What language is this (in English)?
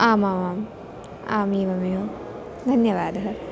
Sanskrit